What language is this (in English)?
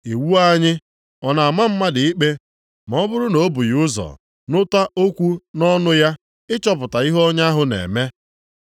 Igbo